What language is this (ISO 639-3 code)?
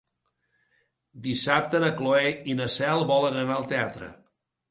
cat